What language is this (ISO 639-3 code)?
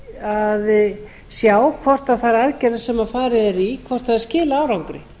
isl